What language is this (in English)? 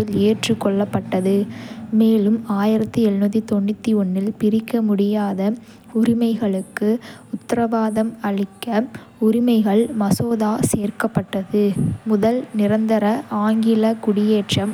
Kota (India)